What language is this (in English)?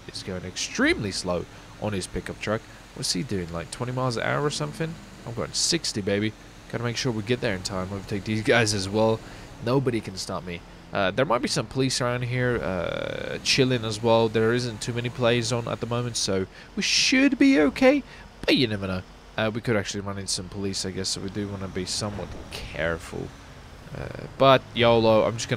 English